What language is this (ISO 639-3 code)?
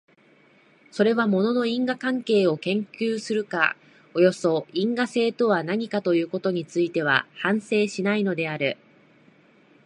jpn